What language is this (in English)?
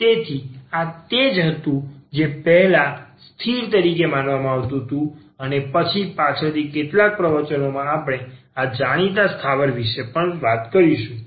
Gujarati